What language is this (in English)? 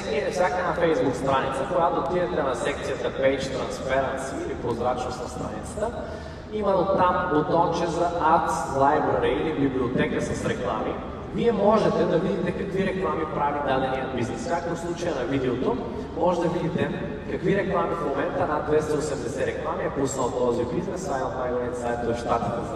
Bulgarian